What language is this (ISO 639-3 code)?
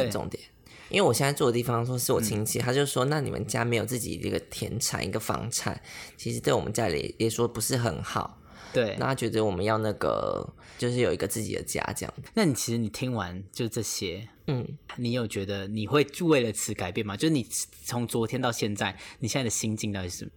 zho